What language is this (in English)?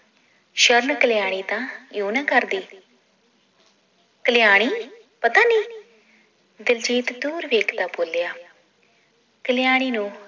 Punjabi